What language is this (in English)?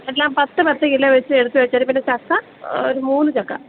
Malayalam